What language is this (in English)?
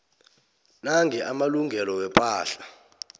South Ndebele